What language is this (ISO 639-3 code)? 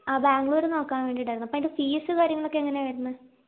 mal